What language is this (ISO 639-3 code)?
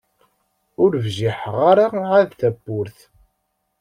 kab